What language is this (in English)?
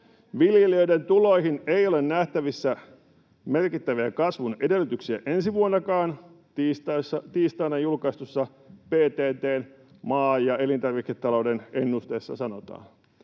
Finnish